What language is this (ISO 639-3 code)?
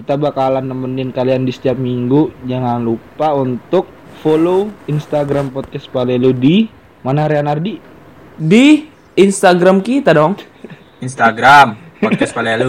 ind